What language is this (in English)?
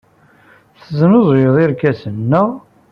Kabyle